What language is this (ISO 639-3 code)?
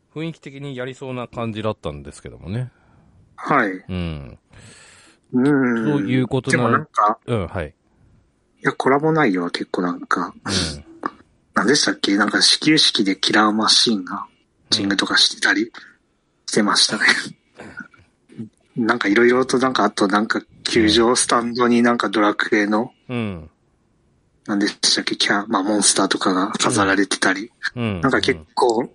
jpn